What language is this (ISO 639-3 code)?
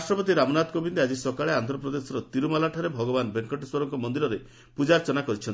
ori